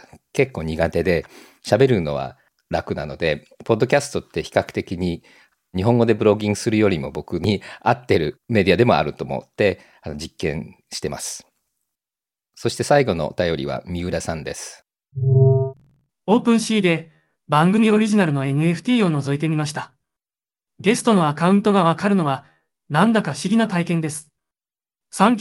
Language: Japanese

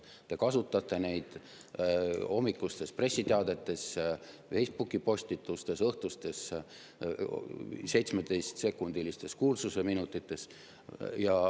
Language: Estonian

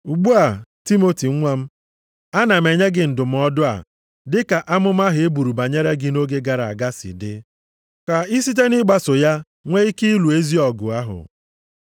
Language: Igbo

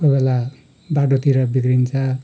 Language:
Nepali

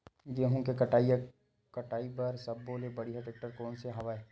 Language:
Chhattisgarhi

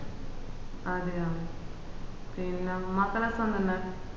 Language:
Malayalam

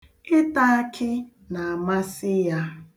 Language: Igbo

